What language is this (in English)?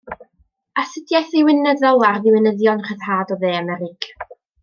Welsh